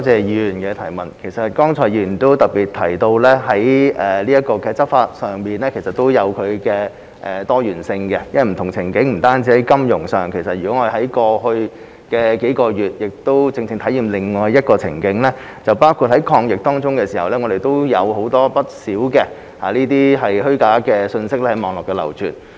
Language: Cantonese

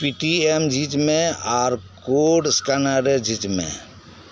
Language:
Santali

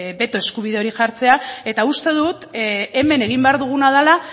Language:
Basque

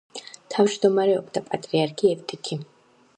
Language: Georgian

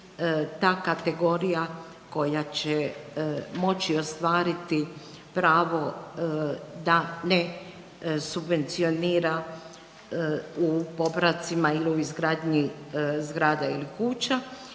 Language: Croatian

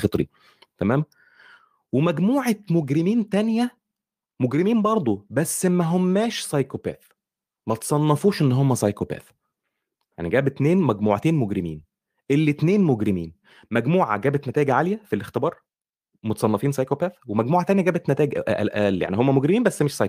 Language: Arabic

